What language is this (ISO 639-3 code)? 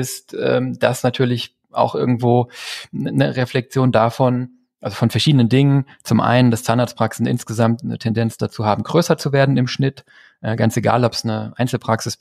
deu